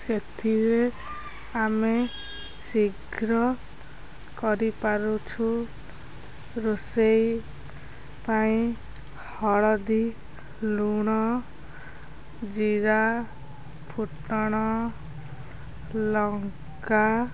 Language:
Odia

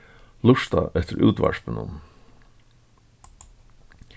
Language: Faroese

